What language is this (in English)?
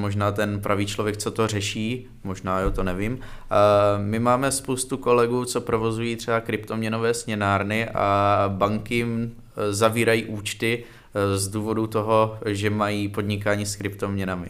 Czech